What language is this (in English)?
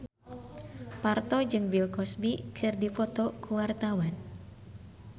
Sundanese